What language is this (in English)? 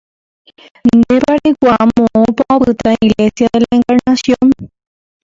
Guarani